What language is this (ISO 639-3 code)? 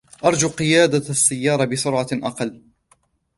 ara